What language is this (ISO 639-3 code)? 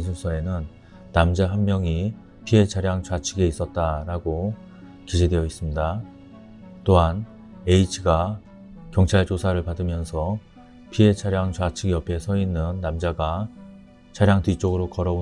kor